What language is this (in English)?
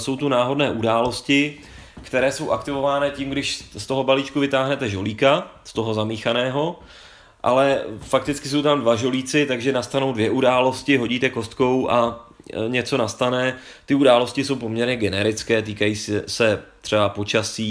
Czech